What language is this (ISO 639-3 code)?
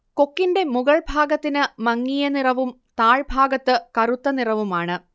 mal